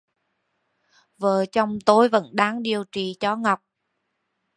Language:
Vietnamese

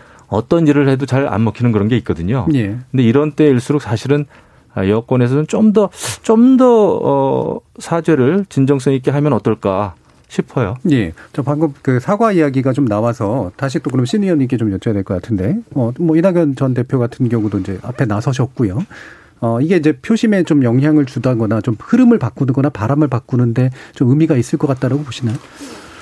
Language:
Korean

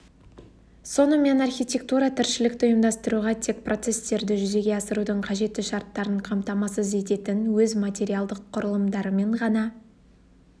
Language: Kazakh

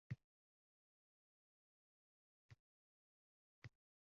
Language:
Uzbek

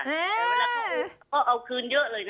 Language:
Thai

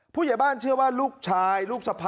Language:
Thai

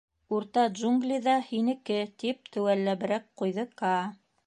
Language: Bashkir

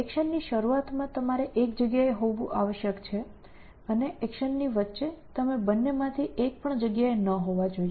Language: Gujarati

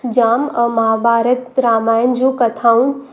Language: Sindhi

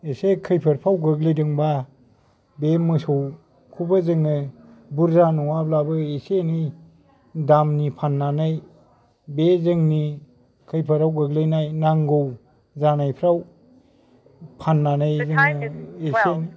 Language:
Bodo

